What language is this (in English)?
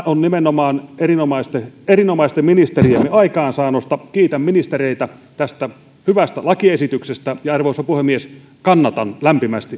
Finnish